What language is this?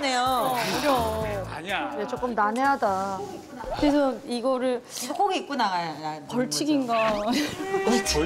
Korean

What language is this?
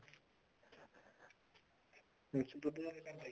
Punjabi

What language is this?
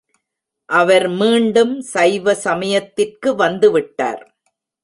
Tamil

